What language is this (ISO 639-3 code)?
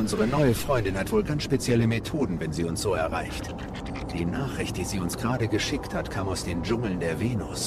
deu